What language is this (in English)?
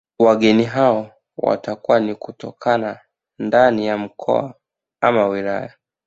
Swahili